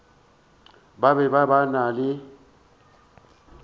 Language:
Northern Sotho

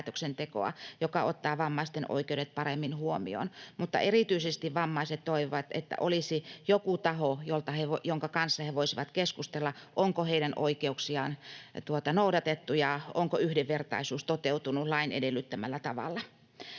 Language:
Finnish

